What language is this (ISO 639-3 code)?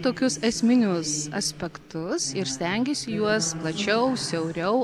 lit